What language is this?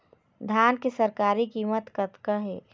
Chhattisgarhi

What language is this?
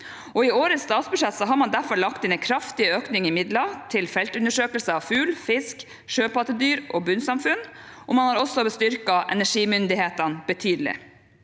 Norwegian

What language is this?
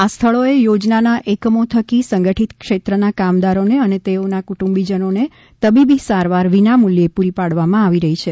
Gujarati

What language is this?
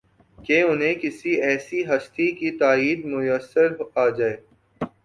Urdu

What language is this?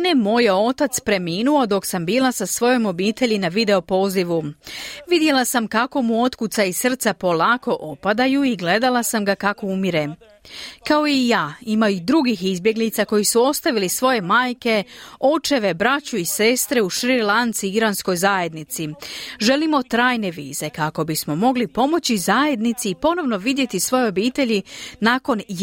Croatian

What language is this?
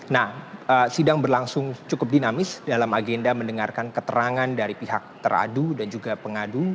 Indonesian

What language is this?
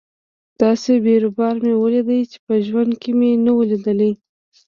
Pashto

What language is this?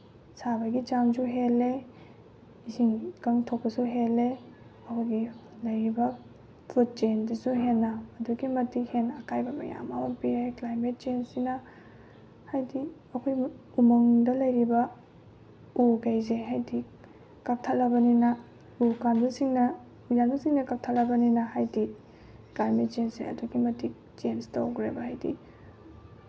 Manipuri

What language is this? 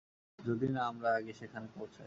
Bangla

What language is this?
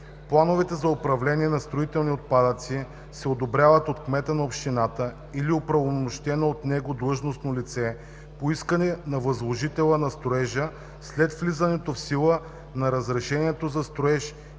Bulgarian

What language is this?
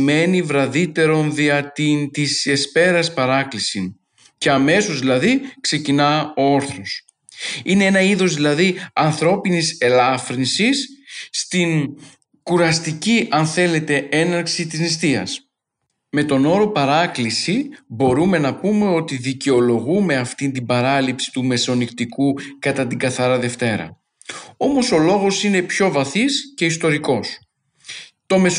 Greek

